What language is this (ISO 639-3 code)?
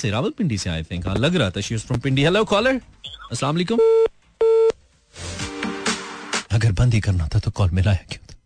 hin